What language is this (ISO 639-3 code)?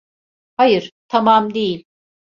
tur